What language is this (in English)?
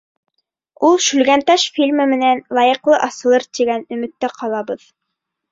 Bashkir